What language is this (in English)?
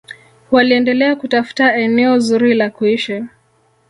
Swahili